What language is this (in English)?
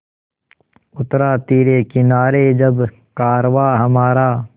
Hindi